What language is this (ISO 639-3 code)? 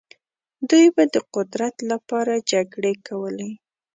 pus